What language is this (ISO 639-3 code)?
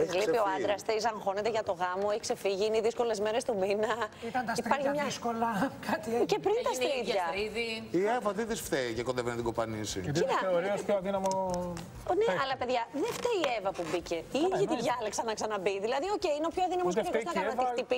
ell